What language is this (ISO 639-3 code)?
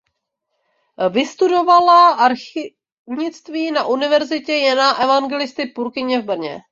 ces